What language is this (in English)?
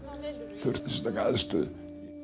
Icelandic